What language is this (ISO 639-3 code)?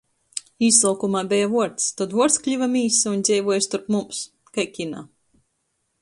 ltg